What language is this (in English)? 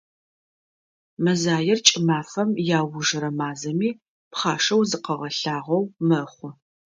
Adyghe